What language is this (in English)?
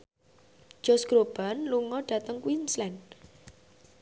Javanese